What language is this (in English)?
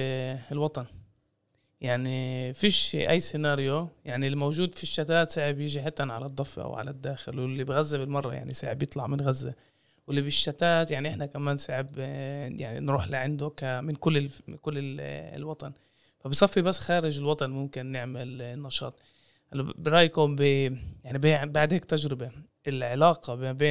Arabic